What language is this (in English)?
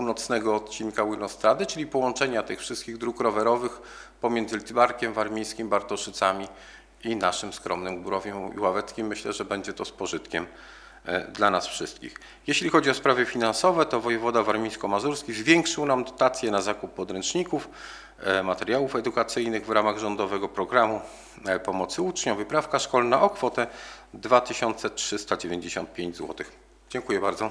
Polish